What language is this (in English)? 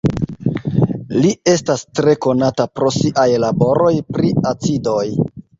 Esperanto